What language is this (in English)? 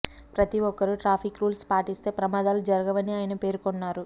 Telugu